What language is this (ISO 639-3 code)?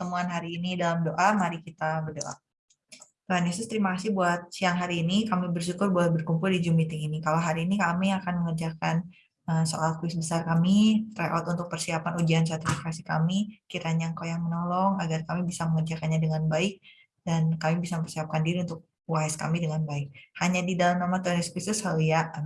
ind